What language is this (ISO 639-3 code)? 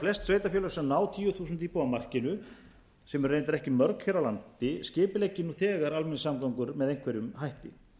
isl